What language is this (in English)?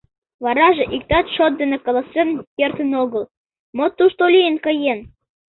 Mari